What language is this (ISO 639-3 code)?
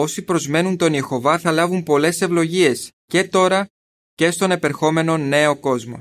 ell